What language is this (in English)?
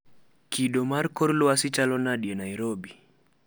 Luo (Kenya and Tanzania)